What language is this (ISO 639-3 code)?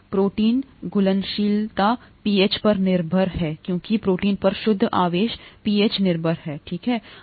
hin